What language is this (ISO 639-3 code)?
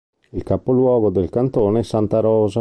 ita